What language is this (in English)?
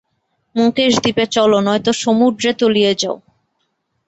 Bangla